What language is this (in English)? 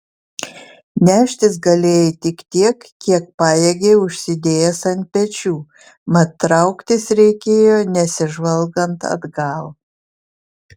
Lithuanian